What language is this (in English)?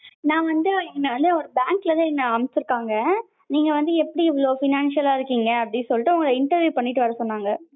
Tamil